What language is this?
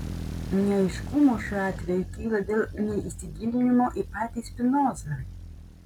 Lithuanian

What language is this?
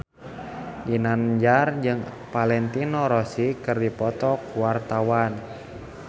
Sundanese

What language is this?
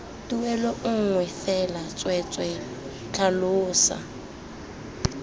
Tswana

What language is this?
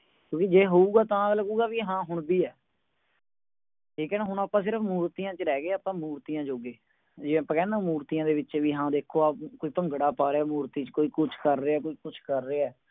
Punjabi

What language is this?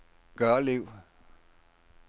Danish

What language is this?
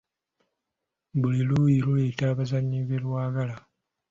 Ganda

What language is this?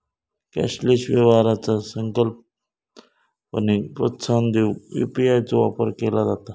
Marathi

